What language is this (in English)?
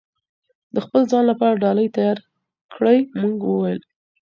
Pashto